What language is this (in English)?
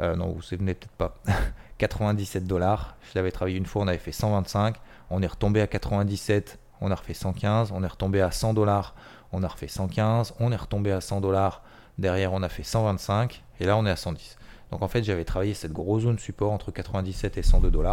French